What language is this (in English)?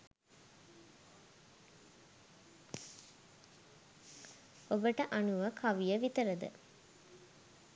Sinhala